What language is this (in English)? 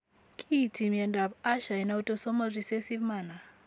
Kalenjin